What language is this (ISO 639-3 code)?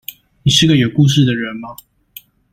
zho